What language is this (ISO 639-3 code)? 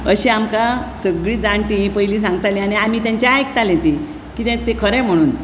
kok